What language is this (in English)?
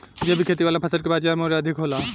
Bhojpuri